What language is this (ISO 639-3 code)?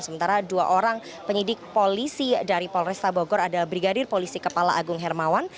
ind